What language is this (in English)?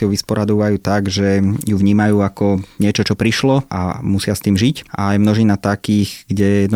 Slovak